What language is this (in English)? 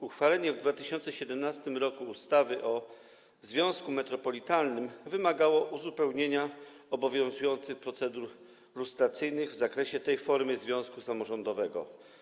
Polish